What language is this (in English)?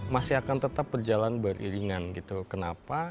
Indonesian